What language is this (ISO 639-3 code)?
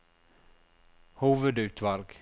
nor